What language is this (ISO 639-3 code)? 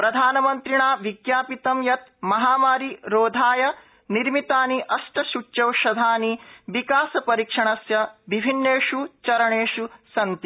san